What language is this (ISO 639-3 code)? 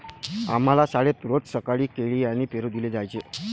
mar